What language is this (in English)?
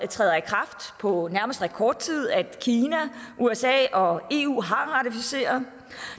Danish